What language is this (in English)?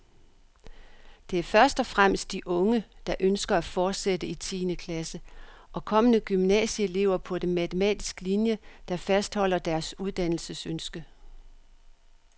Danish